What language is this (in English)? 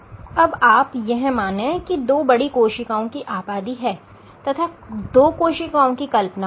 Hindi